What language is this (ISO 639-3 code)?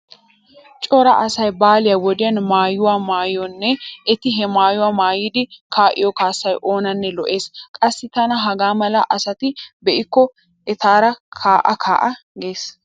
wal